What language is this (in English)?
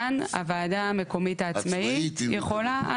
Hebrew